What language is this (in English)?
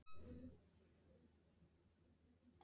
Icelandic